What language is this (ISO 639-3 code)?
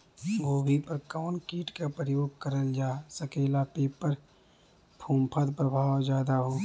bho